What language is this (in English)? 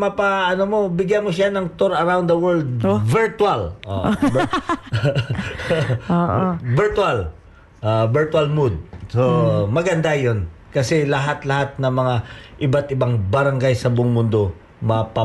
Filipino